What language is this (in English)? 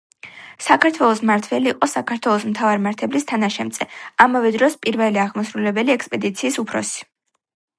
Georgian